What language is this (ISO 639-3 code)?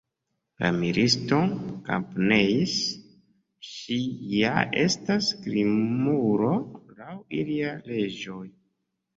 epo